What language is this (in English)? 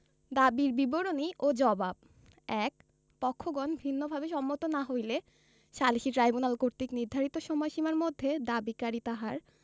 Bangla